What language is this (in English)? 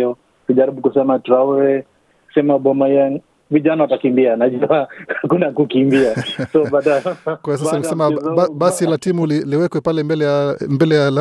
Swahili